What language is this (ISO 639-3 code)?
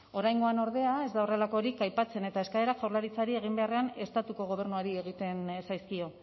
eus